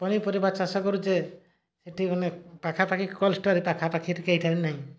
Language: Odia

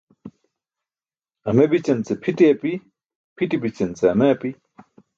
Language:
Burushaski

